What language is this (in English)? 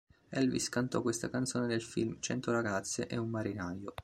Italian